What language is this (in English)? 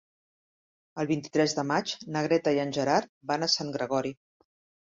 Catalan